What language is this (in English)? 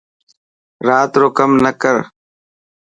Dhatki